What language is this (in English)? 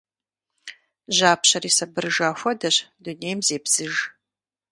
Kabardian